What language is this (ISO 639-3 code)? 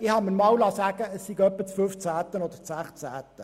gsw